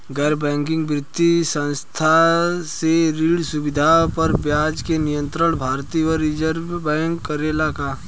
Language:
Bhojpuri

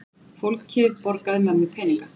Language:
Icelandic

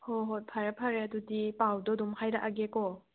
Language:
Manipuri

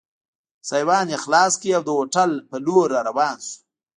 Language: Pashto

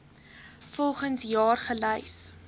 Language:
Afrikaans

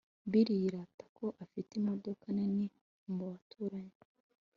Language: Kinyarwanda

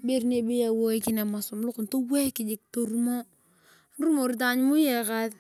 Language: Turkana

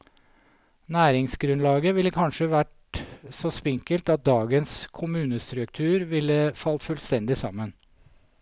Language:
Norwegian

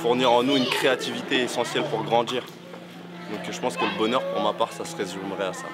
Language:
French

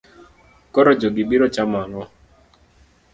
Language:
Luo (Kenya and Tanzania)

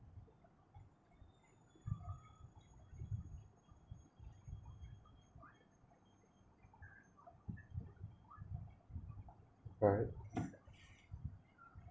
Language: English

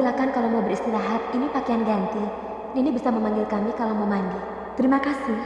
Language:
Indonesian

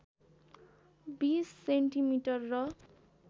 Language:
Nepali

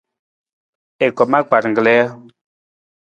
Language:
Nawdm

